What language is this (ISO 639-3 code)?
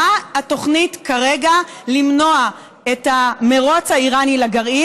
heb